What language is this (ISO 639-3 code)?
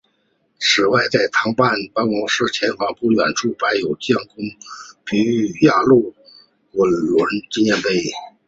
zho